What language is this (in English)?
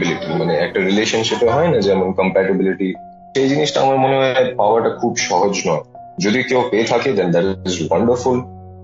Bangla